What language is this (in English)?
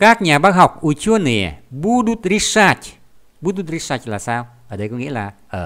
Vietnamese